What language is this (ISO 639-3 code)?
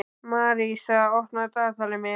isl